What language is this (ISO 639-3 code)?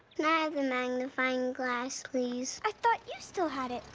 eng